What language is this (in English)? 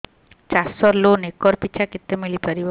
Odia